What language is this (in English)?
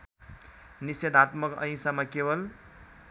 Nepali